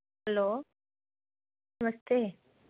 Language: Dogri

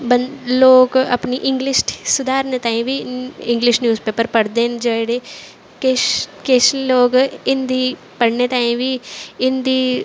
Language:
Dogri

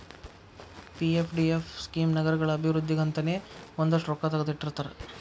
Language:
Kannada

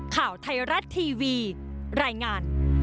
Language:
Thai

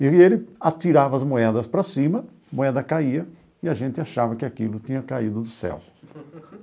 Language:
Portuguese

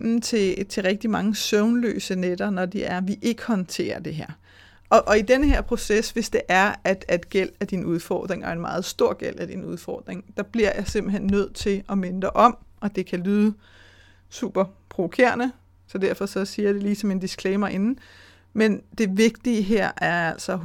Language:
Danish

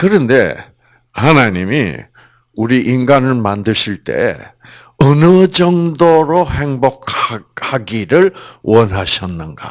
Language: Korean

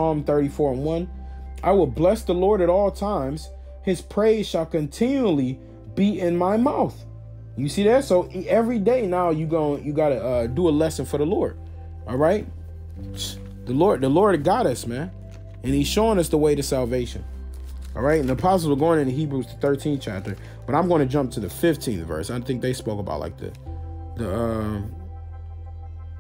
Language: English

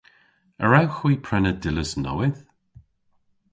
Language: Cornish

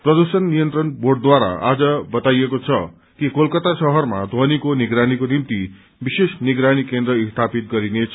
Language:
Nepali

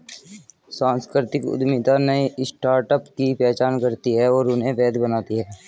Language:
Hindi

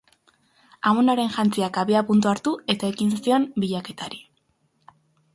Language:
Basque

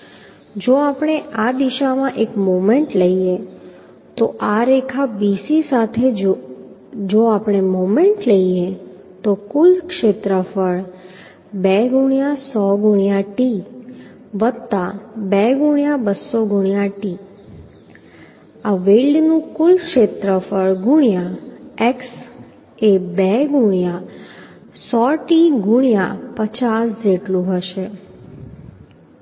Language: Gujarati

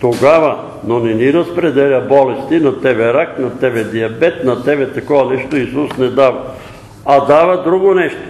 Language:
Bulgarian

